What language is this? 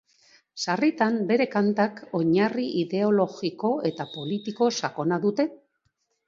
Basque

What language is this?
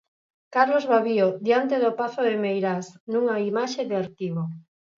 Galician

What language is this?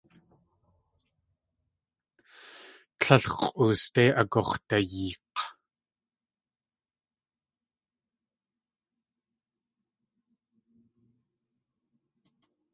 Tlingit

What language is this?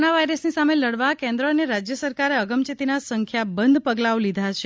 Gujarati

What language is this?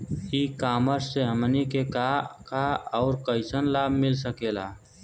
Bhojpuri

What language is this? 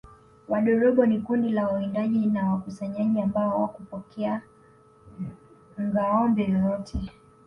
Swahili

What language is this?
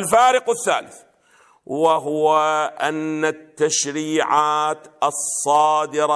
Arabic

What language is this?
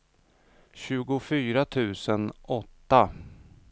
Swedish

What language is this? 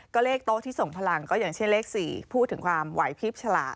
Thai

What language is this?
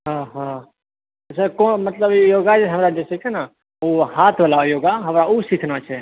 Maithili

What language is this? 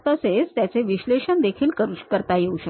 Marathi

